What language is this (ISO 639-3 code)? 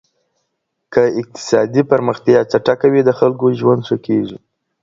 pus